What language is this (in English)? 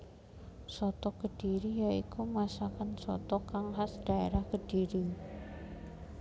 Javanese